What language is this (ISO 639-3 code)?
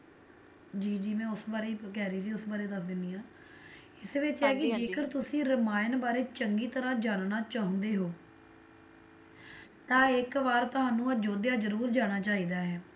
pan